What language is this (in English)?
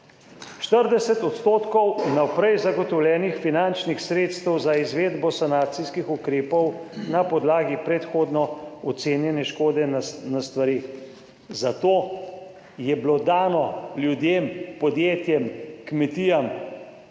Slovenian